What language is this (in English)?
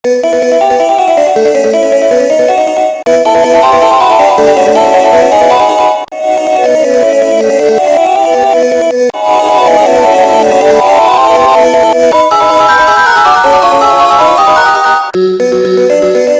English